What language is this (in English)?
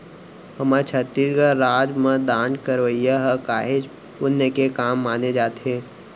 Chhattisgarhi